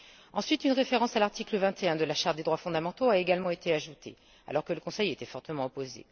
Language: French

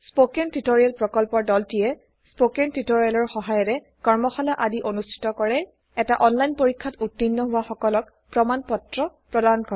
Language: Assamese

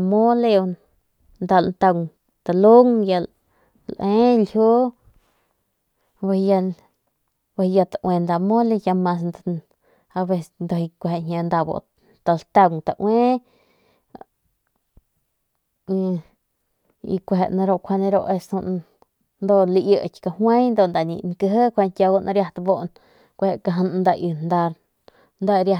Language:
Northern Pame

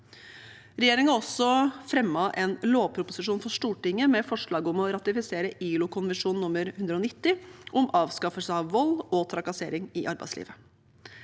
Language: Norwegian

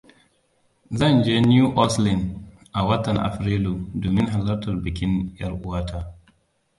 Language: Hausa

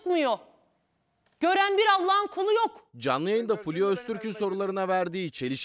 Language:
Turkish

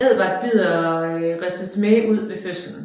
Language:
Danish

